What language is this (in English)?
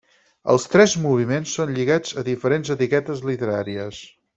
Catalan